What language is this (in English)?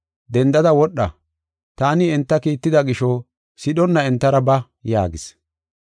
Gofa